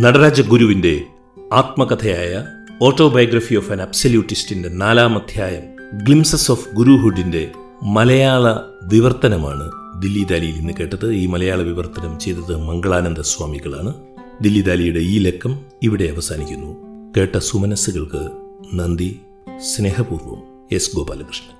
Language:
Malayalam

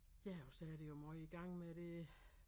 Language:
Danish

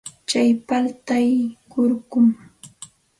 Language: Santa Ana de Tusi Pasco Quechua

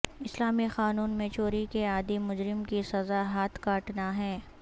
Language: Urdu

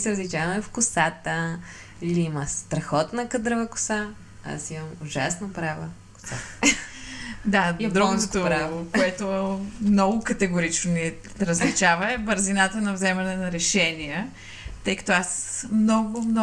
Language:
Bulgarian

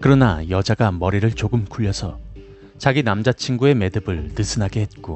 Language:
Korean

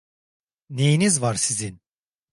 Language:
Turkish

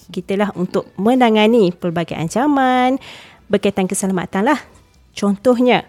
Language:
Malay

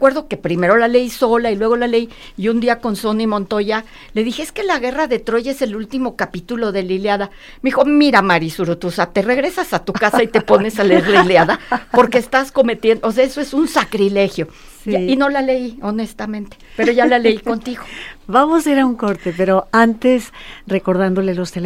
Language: Spanish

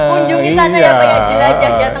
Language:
Indonesian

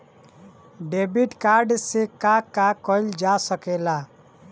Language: Bhojpuri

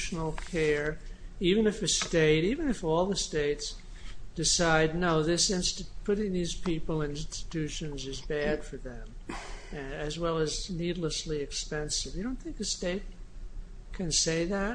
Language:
English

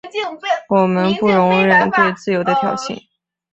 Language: Chinese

